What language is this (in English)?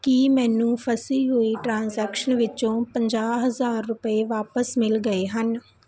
Punjabi